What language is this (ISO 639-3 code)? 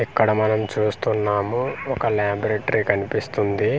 tel